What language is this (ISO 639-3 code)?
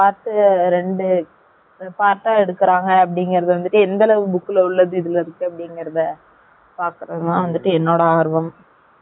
tam